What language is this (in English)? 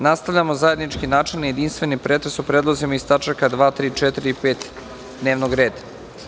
Serbian